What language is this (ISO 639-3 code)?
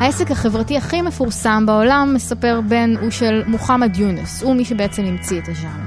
heb